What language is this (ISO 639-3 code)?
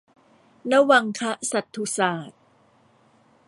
tha